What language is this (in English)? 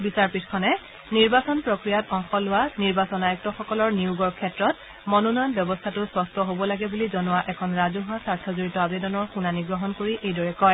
Assamese